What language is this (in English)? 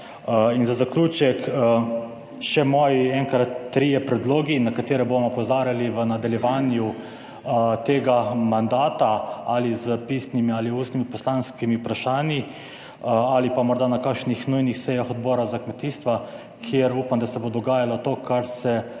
Slovenian